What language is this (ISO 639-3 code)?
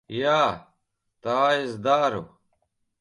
lav